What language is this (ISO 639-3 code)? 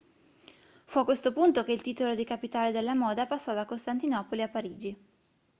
ita